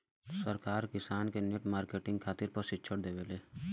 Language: Bhojpuri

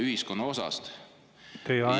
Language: Estonian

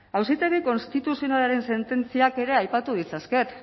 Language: Basque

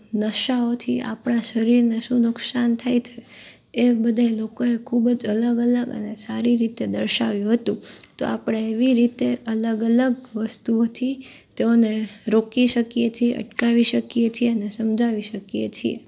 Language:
Gujarati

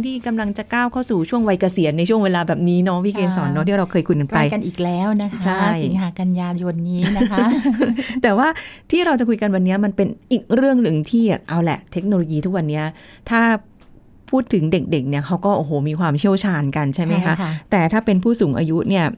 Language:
Thai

